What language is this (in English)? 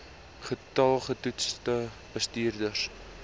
Afrikaans